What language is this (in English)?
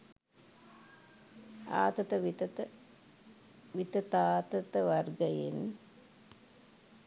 Sinhala